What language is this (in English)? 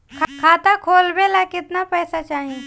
Bhojpuri